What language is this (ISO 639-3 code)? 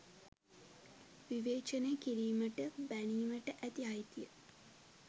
sin